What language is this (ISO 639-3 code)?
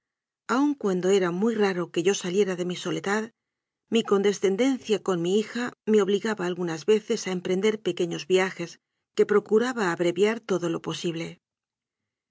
spa